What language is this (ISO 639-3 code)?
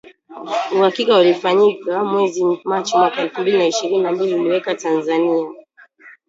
swa